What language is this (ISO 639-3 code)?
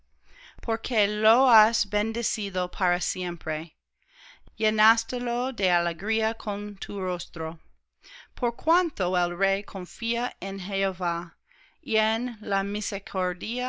spa